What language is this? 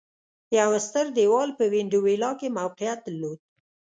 Pashto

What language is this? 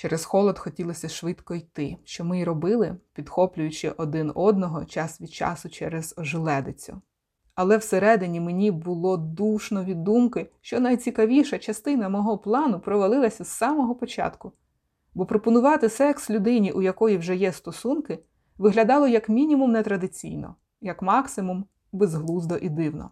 Ukrainian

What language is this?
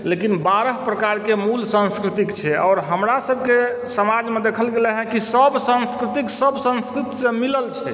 Maithili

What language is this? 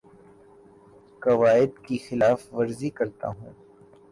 Urdu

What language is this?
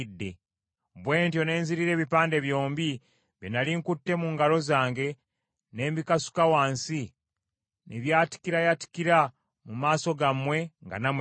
Ganda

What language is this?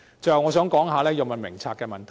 Cantonese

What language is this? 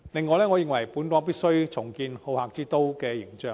Cantonese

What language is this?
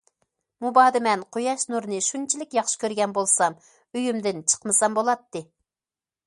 Uyghur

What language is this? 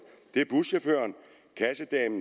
Danish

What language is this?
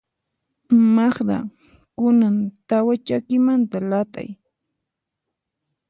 Puno Quechua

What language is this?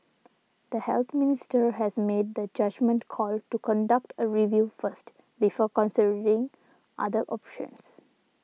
English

